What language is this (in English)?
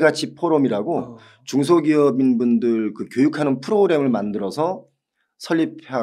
Korean